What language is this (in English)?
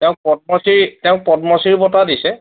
Assamese